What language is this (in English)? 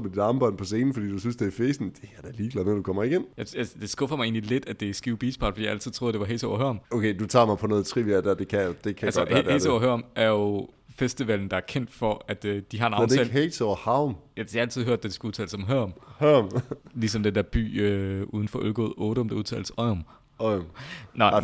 Danish